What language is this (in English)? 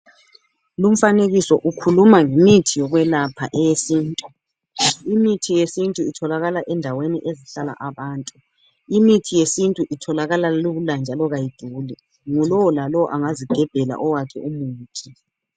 North Ndebele